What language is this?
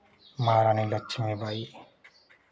Hindi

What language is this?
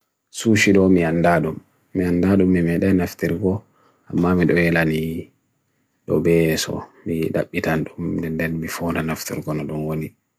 Bagirmi Fulfulde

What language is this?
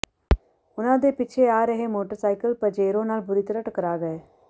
Punjabi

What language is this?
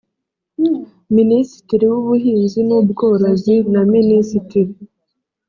Kinyarwanda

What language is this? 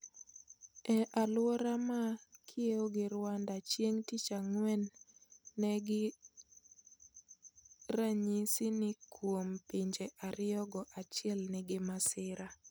Luo (Kenya and Tanzania)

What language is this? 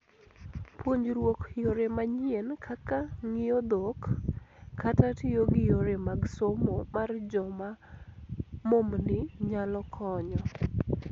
Luo (Kenya and Tanzania)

